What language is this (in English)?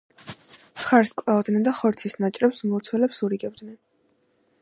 Georgian